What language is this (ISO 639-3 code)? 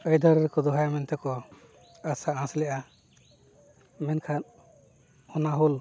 sat